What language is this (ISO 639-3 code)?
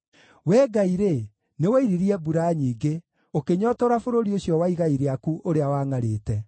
kik